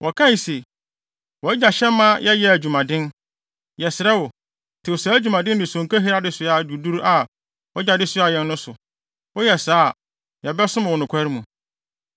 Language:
Akan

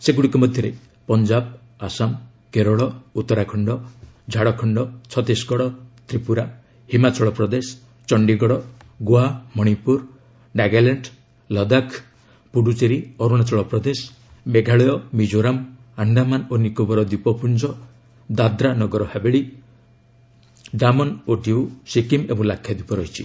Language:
Odia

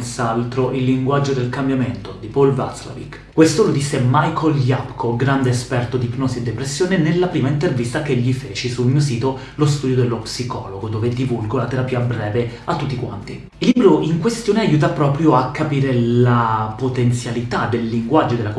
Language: Italian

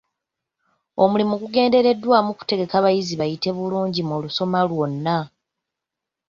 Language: Ganda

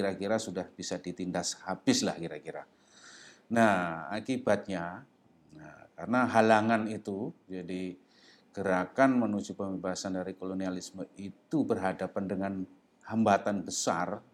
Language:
Indonesian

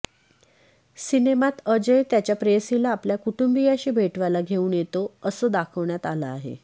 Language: Marathi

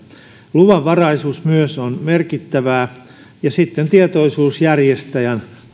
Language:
Finnish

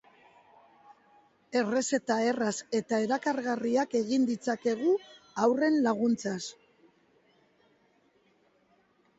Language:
Basque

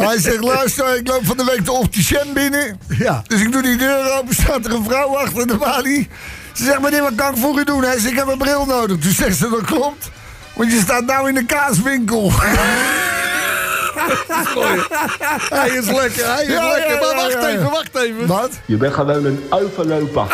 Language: Dutch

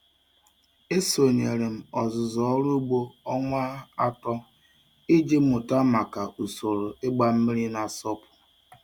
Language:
Igbo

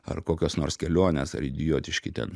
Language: Lithuanian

